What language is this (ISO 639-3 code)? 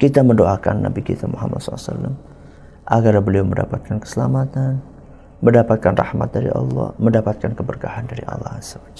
ind